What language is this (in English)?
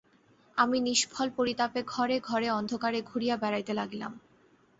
Bangla